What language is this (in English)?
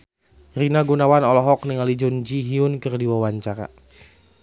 Sundanese